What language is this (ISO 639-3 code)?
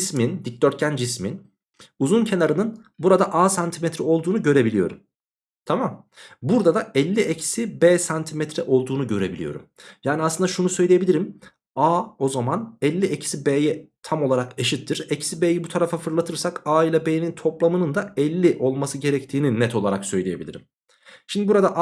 tur